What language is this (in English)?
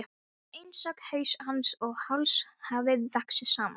Icelandic